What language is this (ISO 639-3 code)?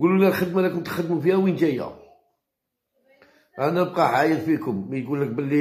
ara